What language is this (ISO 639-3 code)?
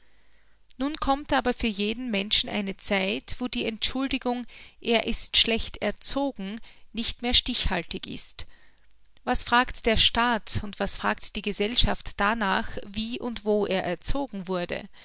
deu